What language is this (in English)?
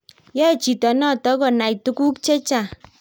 Kalenjin